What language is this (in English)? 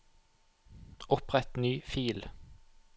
Norwegian